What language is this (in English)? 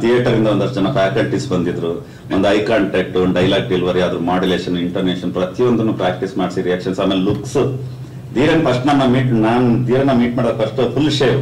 Indonesian